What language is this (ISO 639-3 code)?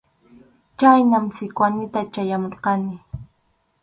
qxu